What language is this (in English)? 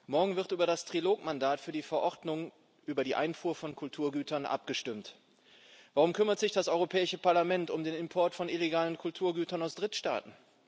German